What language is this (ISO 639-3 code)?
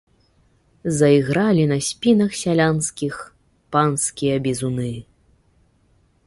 bel